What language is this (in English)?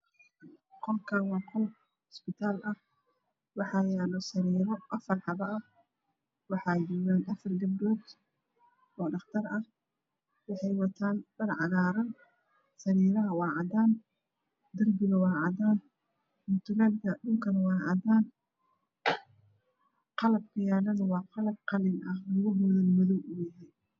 Somali